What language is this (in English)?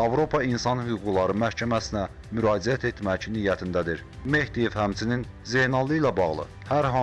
Turkish